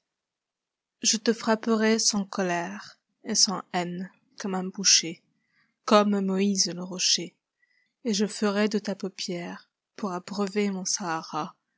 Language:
French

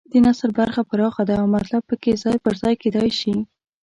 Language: Pashto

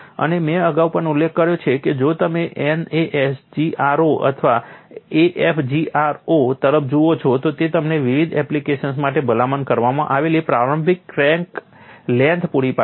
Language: Gujarati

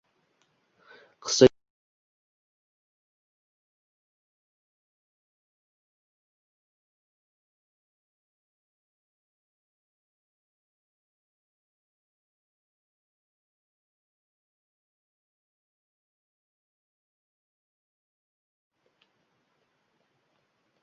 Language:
Uzbek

